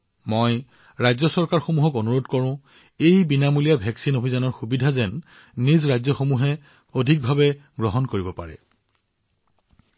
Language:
Assamese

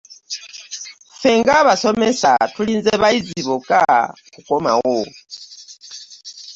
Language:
Ganda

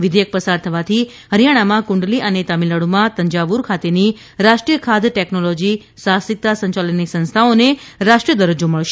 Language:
Gujarati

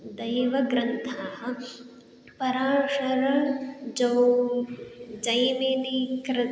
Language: Sanskrit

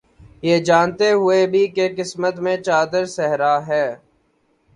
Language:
Urdu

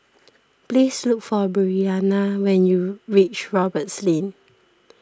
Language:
English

